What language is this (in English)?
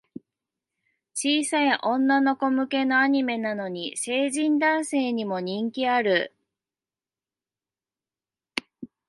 Japanese